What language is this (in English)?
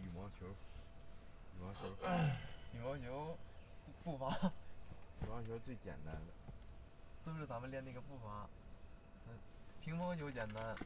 Chinese